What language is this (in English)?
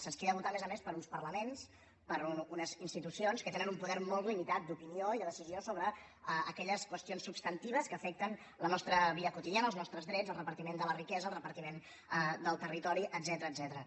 Catalan